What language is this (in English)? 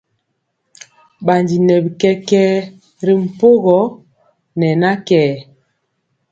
Mpiemo